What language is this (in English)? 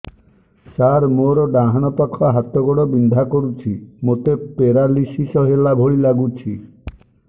Odia